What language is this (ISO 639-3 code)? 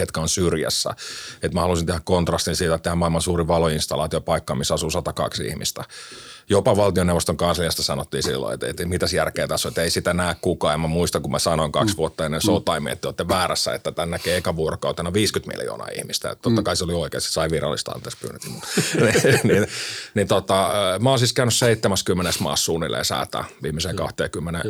fin